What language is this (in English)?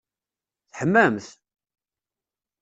Kabyle